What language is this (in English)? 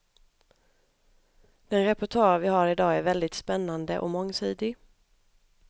Swedish